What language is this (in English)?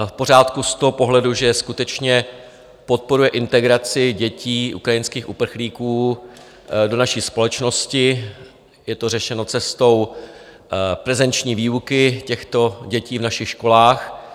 Czech